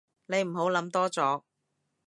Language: Cantonese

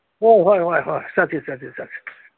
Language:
Manipuri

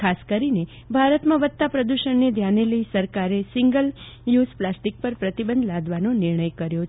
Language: Gujarati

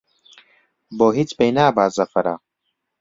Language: Central Kurdish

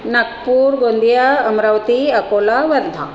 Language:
Marathi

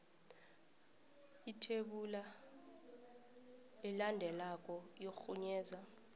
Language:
South Ndebele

